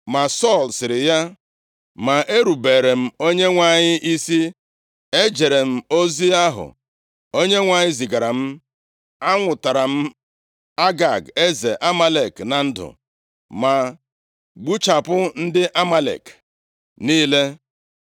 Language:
Igbo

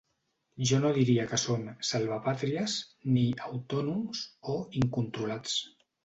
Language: Catalan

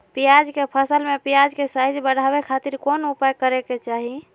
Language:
Magahi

